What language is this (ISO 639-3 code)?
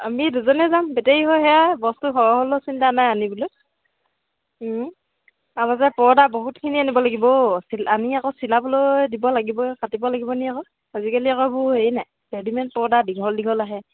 asm